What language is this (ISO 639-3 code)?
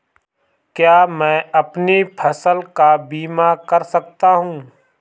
hin